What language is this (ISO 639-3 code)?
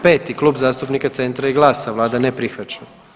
hrv